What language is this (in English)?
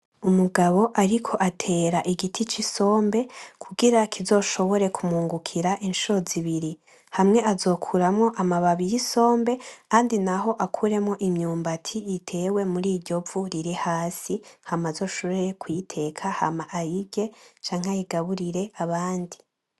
Rundi